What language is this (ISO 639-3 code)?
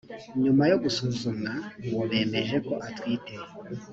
kin